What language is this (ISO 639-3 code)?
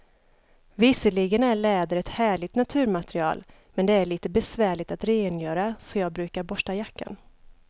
swe